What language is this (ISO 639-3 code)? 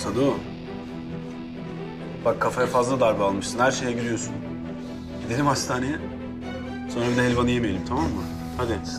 tur